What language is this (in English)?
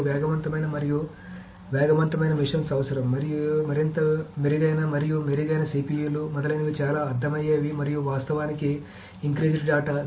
Telugu